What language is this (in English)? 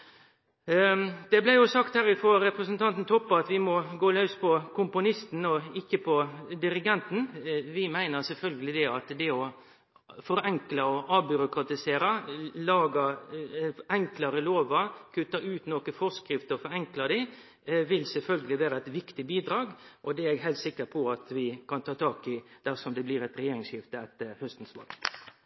Norwegian Nynorsk